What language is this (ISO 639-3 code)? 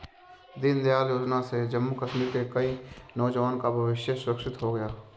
hin